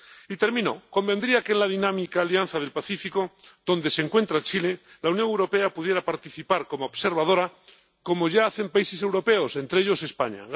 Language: Spanish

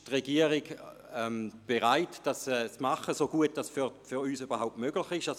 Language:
Swiss German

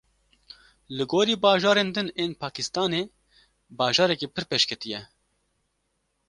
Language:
Kurdish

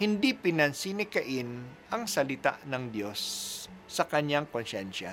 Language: Filipino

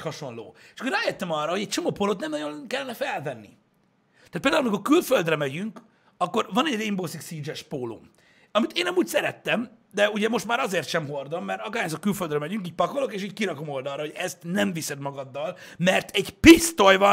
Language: Hungarian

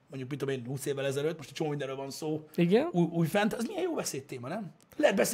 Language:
Hungarian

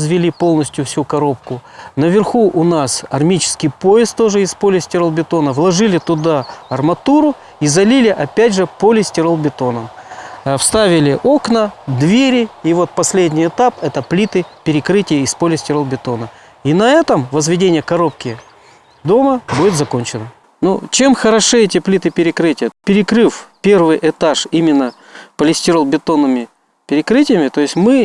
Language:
Russian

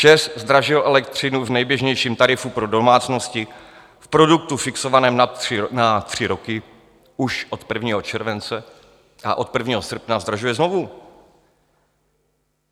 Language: Czech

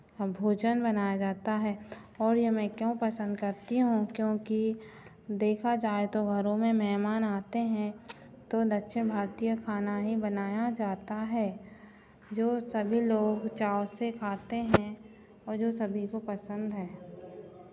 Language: Hindi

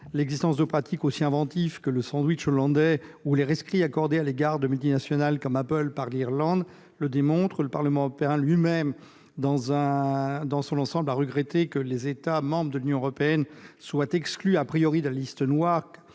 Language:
French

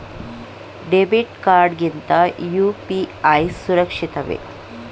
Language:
Kannada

